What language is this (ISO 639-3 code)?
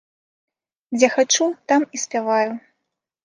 bel